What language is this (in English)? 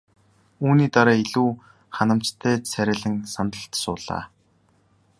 Mongolian